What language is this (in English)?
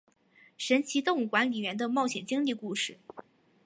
Chinese